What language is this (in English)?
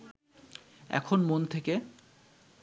Bangla